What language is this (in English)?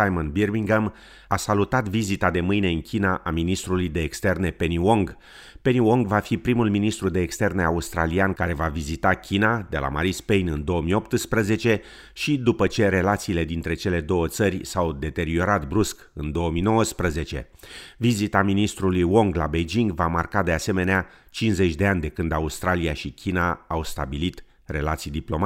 Romanian